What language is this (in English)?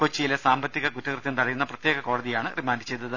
Malayalam